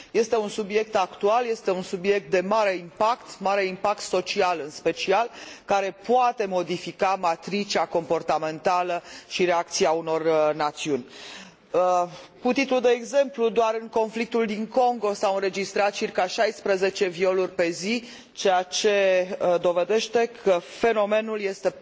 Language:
Romanian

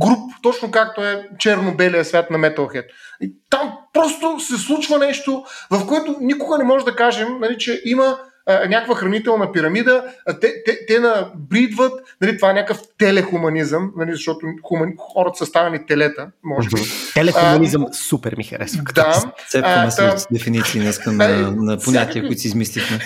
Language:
Bulgarian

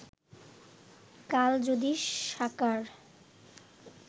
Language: Bangla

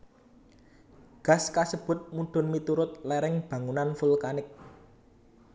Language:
Javanese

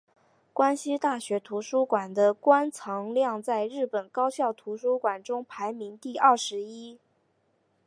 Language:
Chinese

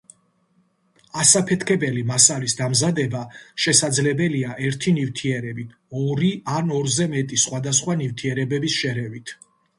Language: Georgian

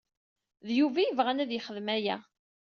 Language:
Kabyle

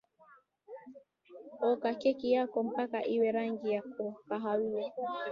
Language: Swahili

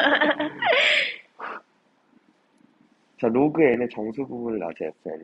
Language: Korean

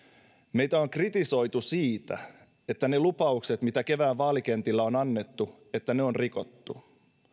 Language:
Finnish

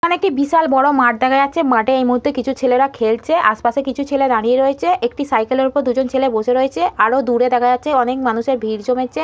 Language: Bangla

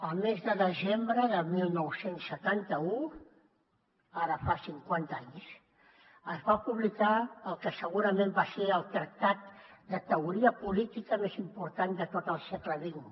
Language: Catalan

